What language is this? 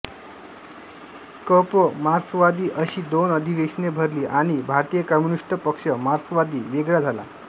Marathi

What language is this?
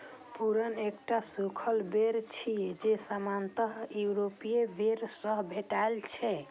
Maithili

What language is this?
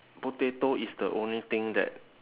English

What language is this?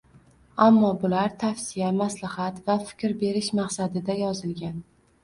Uzbek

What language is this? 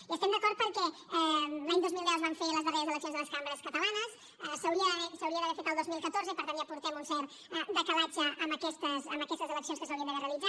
Catalan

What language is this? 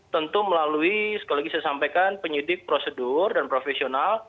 Indonesian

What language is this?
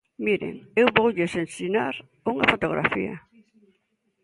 Galician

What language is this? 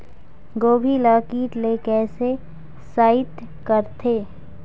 Chhattisgarhi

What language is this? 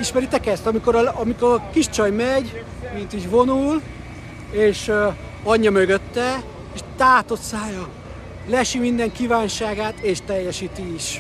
Hungarian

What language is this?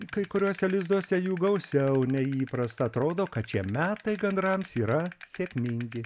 Lithuanian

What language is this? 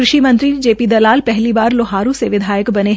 Hindi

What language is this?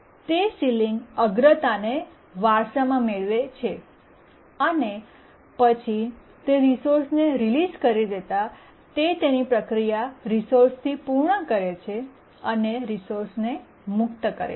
Gujarati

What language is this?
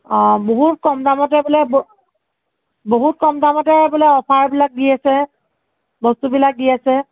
Assamese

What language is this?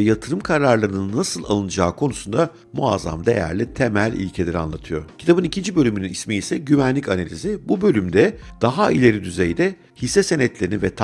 Turkish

